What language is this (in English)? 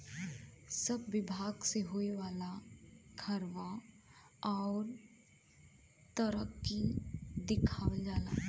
Bhojpuri